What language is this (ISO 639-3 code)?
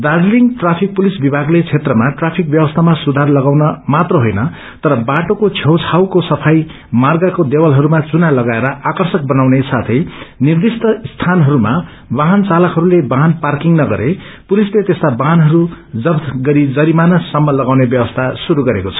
nep